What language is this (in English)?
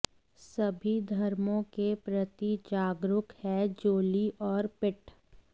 Hindi